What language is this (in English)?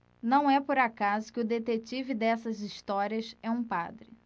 Portuguese